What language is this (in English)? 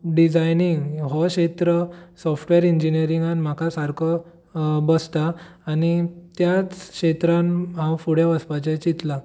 Konkani